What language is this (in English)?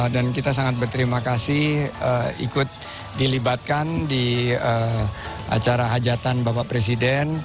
Indonesian